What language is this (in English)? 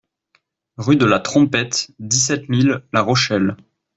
French